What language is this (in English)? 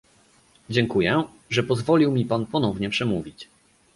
Polish